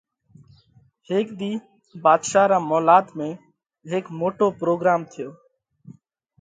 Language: Parkari Koli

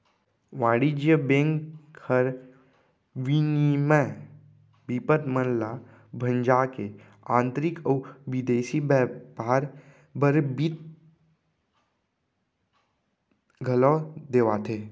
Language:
Chhattisgarhi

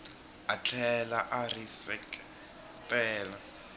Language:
Tsonga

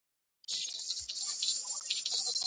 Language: Georgian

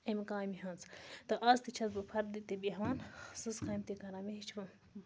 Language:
Kashmiri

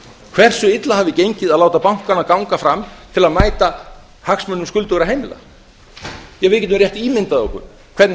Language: Icelandic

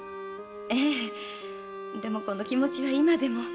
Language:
Japanese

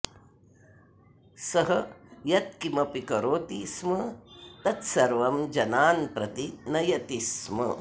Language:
Sanskrit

